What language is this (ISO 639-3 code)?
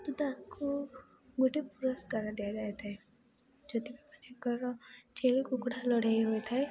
ori